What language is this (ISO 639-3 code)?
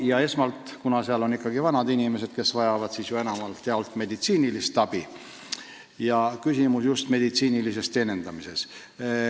est